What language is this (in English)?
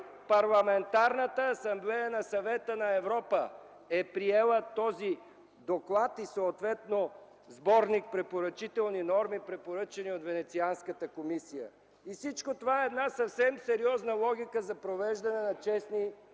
Bulgarian